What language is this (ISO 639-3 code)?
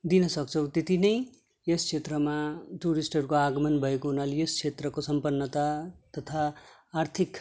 nep